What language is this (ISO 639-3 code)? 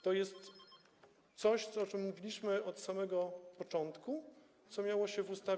pol